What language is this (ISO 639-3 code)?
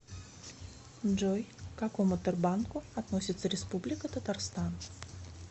rus